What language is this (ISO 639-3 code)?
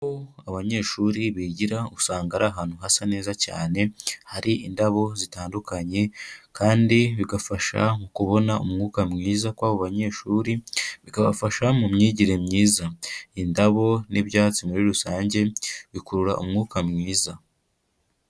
kin